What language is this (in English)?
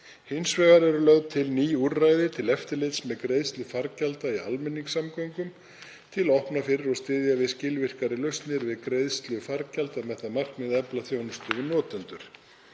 Icelandic